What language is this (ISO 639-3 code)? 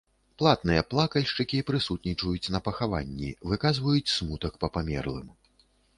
bel